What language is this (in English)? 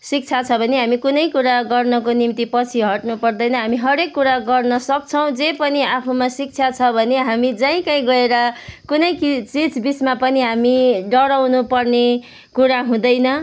Nepali